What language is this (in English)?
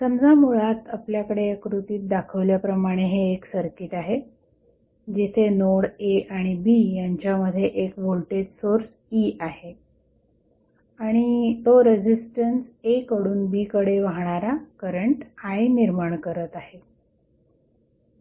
Marathi